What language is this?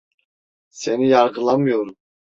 Turkish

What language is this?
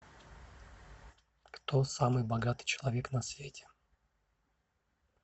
Russian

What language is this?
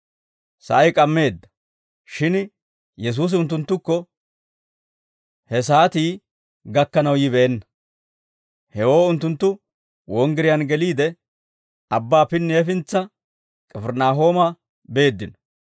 Dawro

